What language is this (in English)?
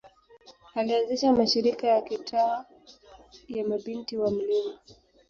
Swahili